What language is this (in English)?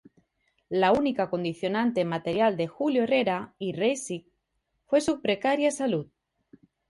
Spanish